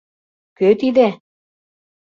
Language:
Mari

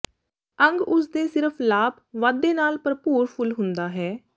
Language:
Punjabi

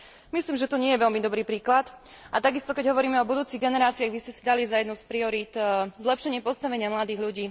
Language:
Slovak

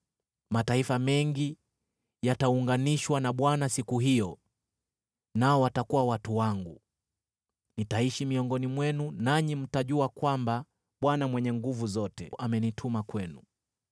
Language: Swahili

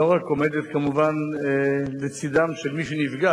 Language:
Hebrew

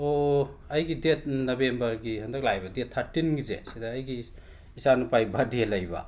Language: Manipuri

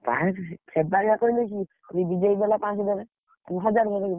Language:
Odia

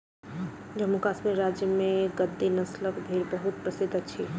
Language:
Maithili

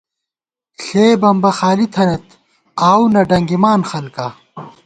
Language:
Gawar-Bati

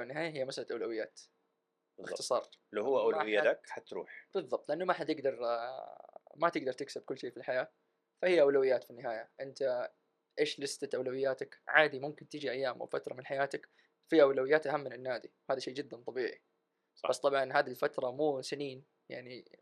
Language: Arabic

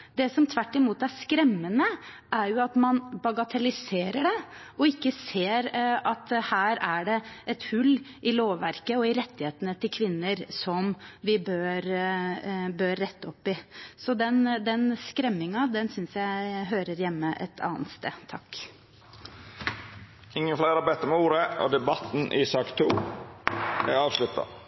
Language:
Norwegian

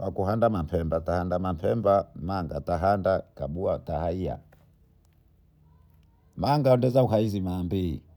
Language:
Bondei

